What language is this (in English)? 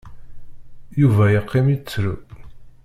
Kabyle